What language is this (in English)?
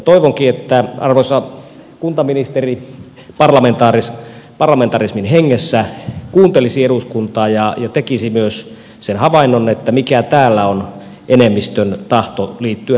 Finnish